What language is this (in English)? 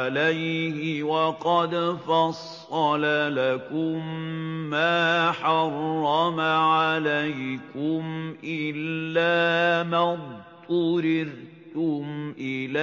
Arabic